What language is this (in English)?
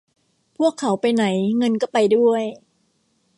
Thai